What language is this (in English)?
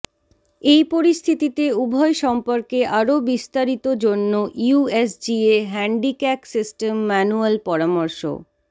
Bangla